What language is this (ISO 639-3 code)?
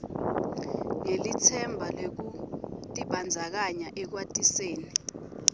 ssw